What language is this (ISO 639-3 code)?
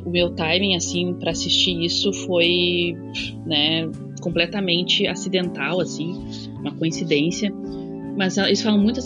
por